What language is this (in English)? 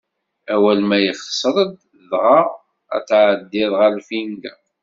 Kabyle